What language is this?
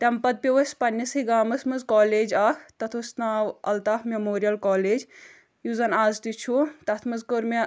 Kashmiri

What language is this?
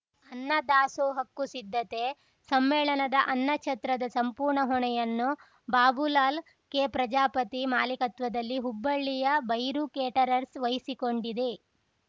Kannada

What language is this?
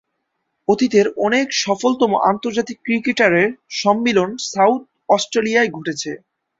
Bangla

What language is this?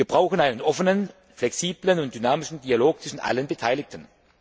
German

